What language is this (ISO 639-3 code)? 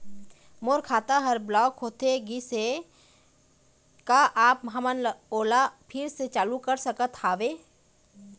hne